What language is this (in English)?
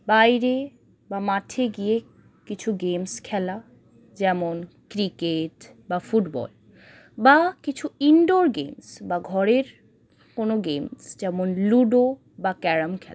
Bangla